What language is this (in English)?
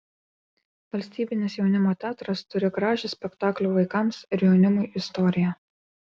Lithuanian